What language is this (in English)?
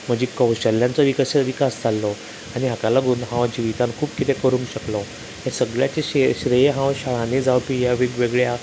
Konkani